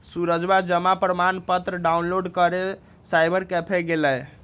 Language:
Magahi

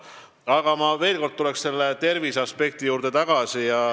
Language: Estonian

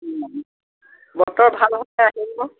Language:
Assamese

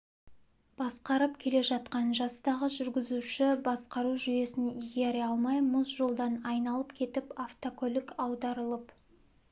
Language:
Kazakh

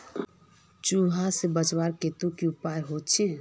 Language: Magahi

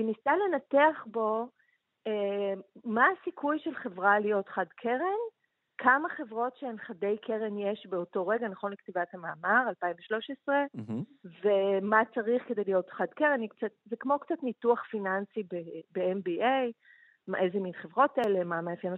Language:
Hebrew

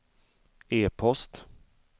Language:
Swedish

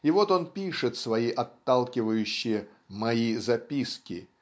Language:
Russian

